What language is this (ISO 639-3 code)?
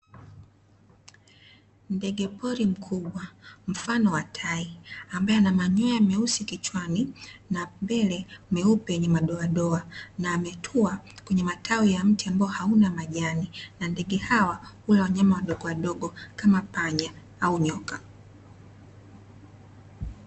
swa